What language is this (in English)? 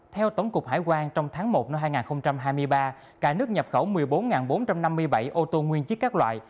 Vietnamese